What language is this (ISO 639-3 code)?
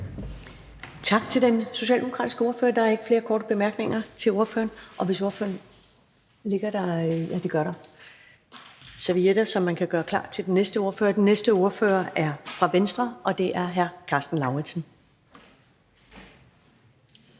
dan